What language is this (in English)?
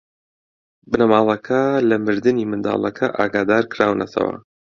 Central Kurdish